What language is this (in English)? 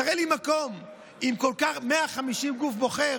Hebrew